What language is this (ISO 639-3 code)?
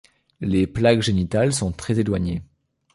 fra